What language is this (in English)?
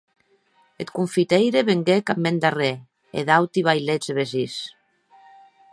Occitan